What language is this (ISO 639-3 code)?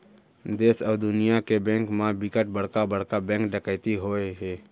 hne